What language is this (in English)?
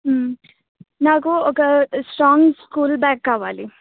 Telugu